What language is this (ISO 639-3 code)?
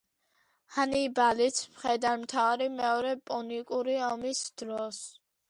kat